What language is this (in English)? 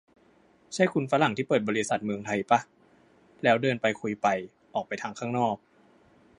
Thai